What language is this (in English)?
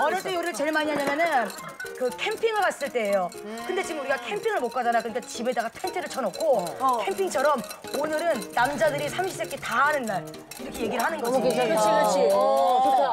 Korean